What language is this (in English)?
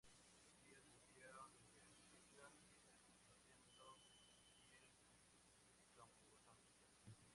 Spanish